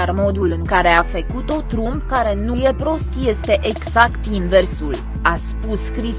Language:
Romanian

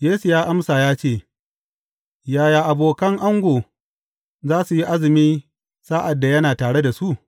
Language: Hausa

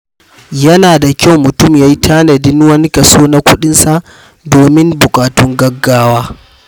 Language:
Hausa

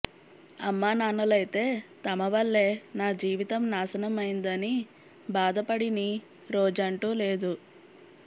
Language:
Telugu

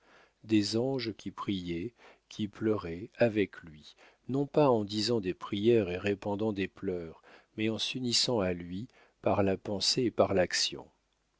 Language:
French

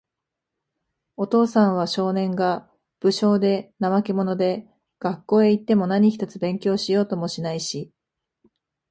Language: Japanese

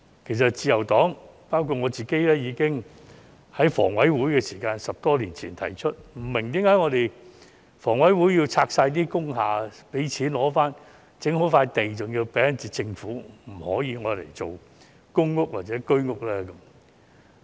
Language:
Cantonese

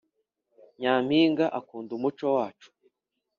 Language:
Kinyarwanda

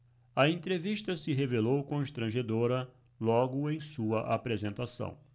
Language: Portuguese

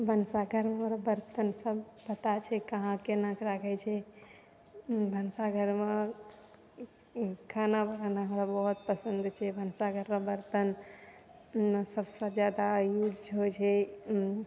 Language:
Maithili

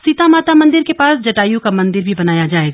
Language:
Hindi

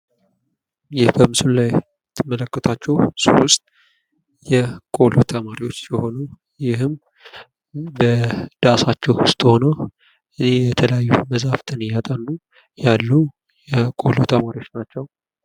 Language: Amharic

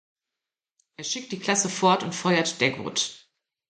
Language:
German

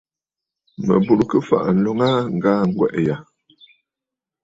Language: Bafut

